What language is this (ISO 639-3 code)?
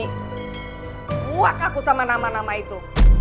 ind